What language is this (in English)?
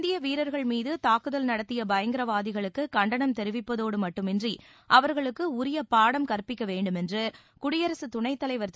Tamil